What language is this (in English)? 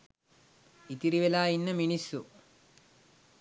Sinhala